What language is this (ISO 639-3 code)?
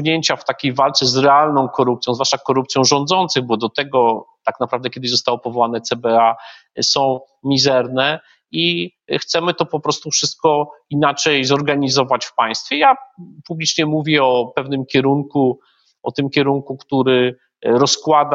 pol